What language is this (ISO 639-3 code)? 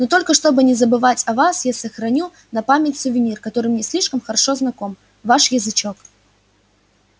rus